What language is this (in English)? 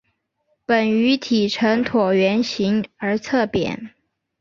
Chinese